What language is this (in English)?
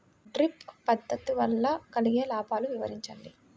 Telugu